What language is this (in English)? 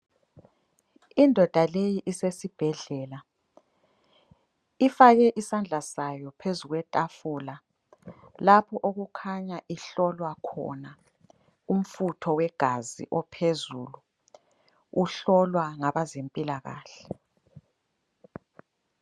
North Ndebele